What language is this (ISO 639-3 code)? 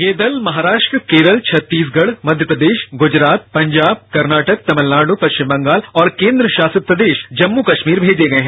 hin